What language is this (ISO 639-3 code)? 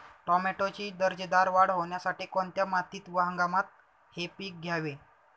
mar